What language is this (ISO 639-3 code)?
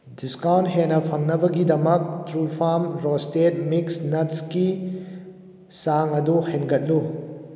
mni